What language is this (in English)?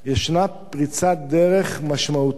Hebrew